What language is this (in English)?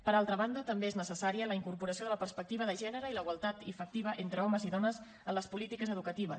Catalan